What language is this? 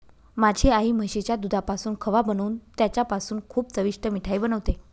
Marathi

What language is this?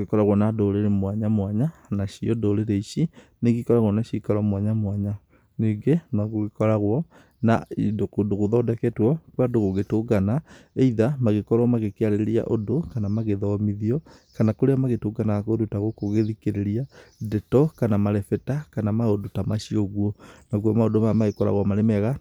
Kikuyu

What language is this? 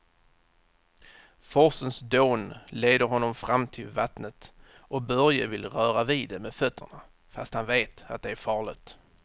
Swedish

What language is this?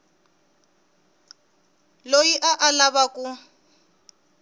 Tsonga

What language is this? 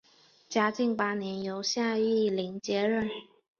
Chinese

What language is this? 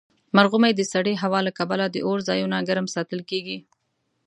Pashto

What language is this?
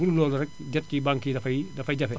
Wolof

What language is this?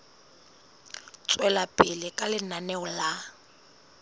Southern Sotho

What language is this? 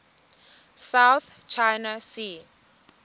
Xhosa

